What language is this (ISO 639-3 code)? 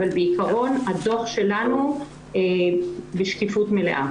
heb